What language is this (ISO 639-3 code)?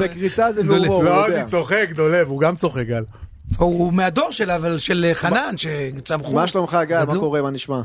heb